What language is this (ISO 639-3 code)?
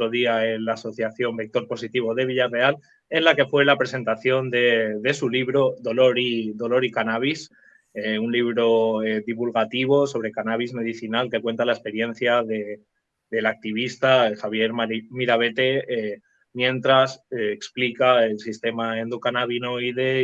spa